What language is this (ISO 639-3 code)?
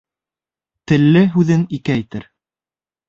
bak